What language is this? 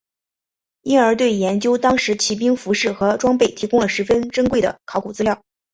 Chinese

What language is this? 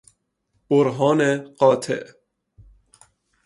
Persian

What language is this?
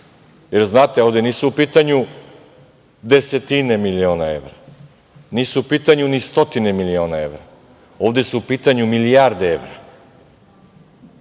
Serbian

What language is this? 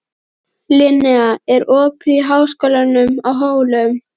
Icelandic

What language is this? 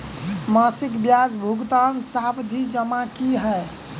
Maithili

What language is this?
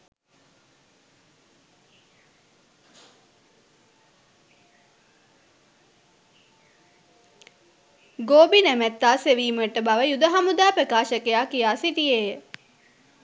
Sinhala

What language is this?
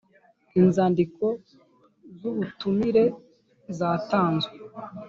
Kinyarwanda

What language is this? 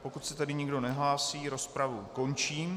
Czech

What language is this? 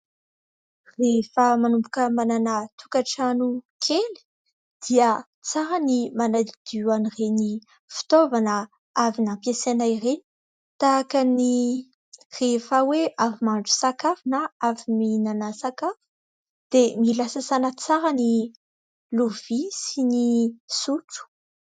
Malagasy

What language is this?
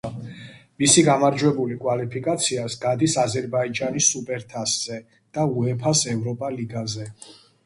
Georgian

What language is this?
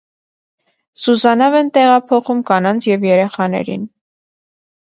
Armenian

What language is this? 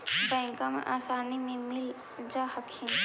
Magahi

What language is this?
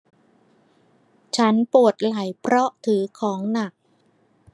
Thai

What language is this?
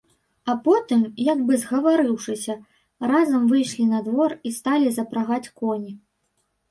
Belarusian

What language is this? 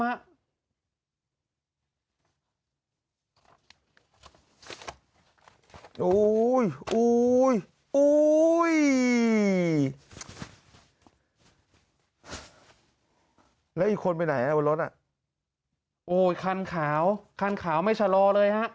Thai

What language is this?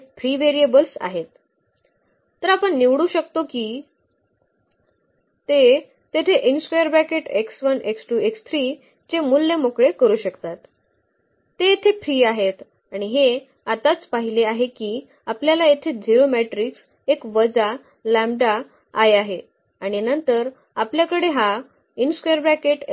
Marathi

